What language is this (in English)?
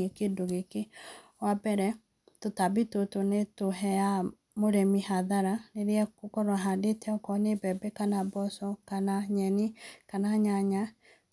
Kikuyu